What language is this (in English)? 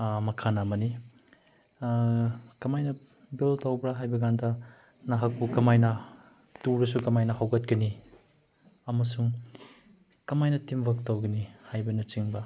Manipuri